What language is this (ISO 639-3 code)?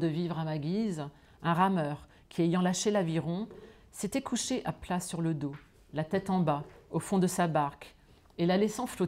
fra